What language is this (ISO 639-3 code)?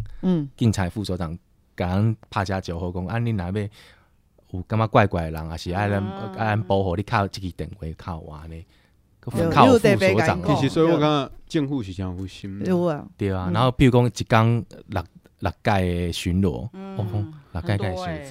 zho